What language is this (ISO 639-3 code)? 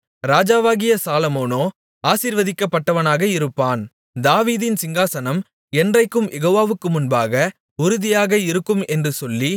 tam